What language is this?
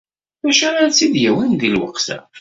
Kabyle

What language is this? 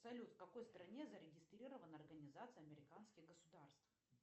Russian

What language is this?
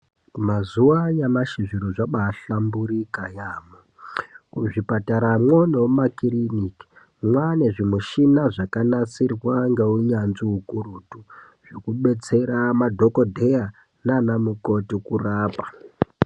Ndau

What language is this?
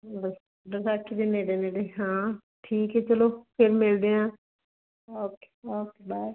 Punjabi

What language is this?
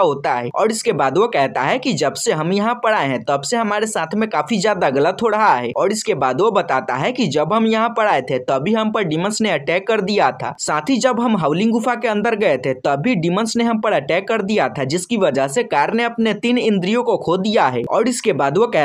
Hindi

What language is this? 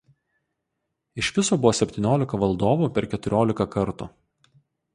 Lithuanian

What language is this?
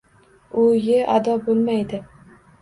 Uzbek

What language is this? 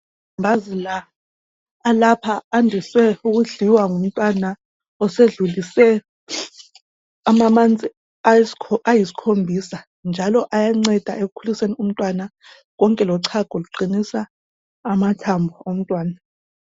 North Ndebele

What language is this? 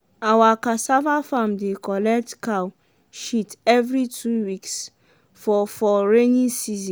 Nigerian Pidgin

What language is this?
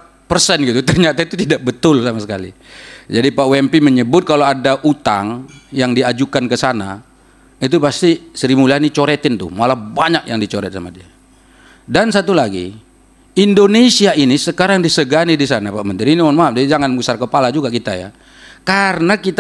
Indonesian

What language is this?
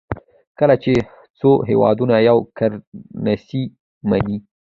Pashto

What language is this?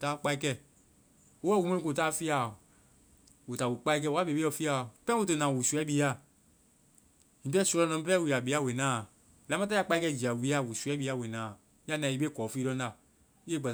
Vai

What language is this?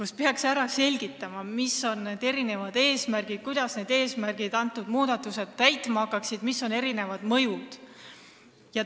Estonian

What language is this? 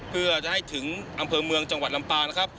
Thai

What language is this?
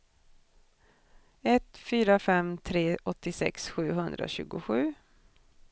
Swedish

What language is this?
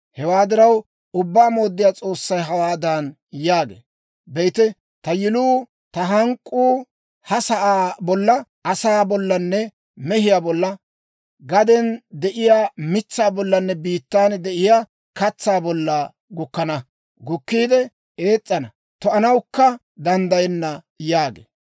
Dawro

